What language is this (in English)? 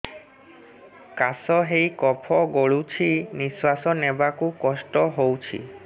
Odia